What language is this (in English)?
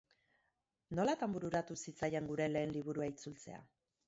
Basque